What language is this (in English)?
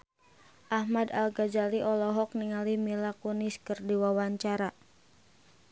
Sundanese